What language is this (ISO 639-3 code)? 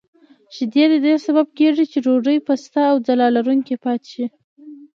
pus